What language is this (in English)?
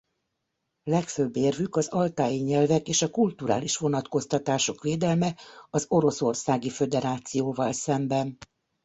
Hungarian